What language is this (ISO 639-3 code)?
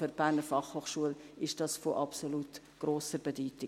gsw